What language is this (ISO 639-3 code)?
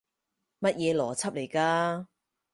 yue